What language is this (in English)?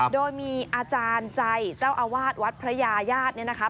Thai